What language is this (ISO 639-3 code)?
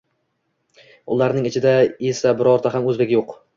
uzb